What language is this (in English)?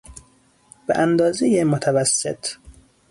Persian